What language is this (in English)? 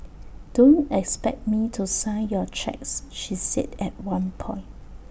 English